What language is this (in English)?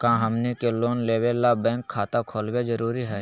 Magahi